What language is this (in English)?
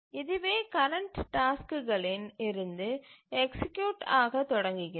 Tamil